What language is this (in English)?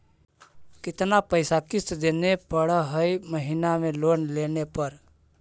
Magahi